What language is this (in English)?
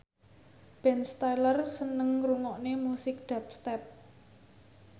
Javanese